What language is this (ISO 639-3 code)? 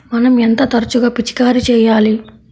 tel